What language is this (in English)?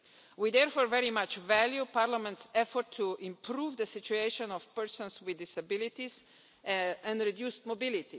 English